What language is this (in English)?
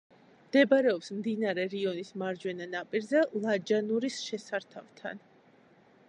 Georgian